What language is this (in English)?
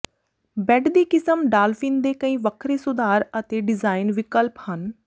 Punjabi